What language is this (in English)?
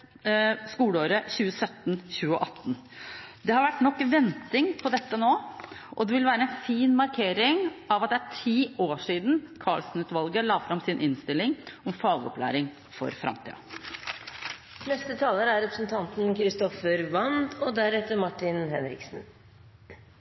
Norwegian Bokmål